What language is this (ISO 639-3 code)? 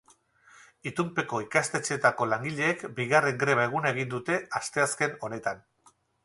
eus